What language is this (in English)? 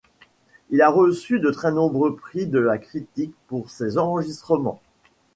French